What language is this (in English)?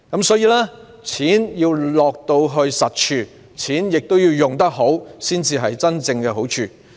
Cantonese